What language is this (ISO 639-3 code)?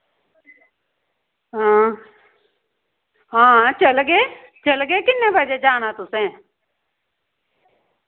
doi